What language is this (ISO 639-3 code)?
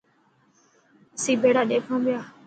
mki